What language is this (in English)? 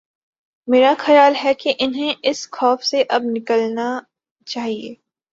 Urdu